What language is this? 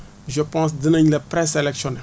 Wolof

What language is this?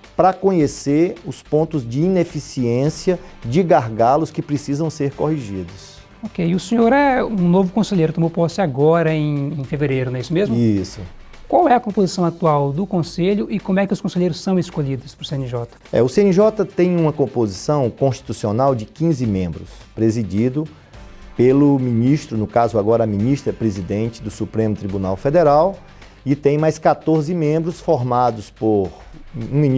Portuguese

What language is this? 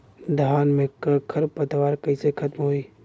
Bhojpuri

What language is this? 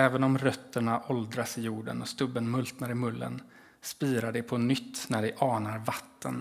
Swedish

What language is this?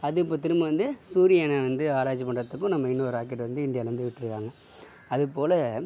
Tamil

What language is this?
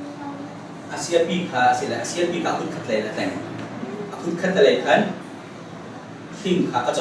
Korean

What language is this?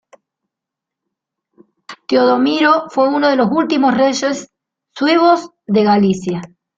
Spanish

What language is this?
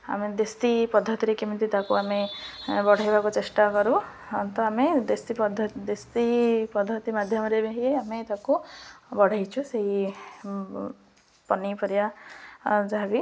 Odia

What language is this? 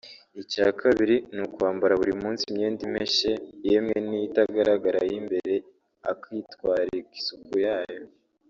Kinyarwanda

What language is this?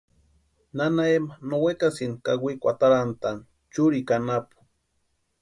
Western Highland Purepecha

